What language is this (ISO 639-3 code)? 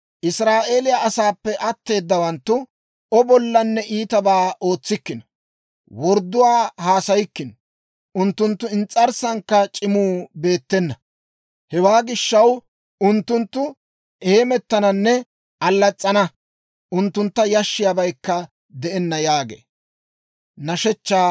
dwr